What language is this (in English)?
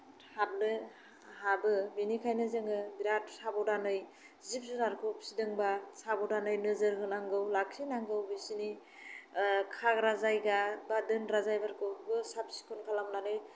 Bodo